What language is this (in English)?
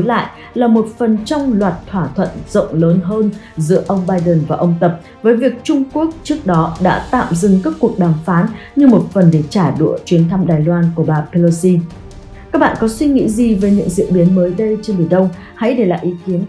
Vietnamese